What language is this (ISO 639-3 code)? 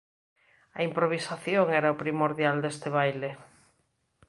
glg